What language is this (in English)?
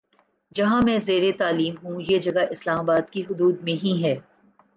Urdu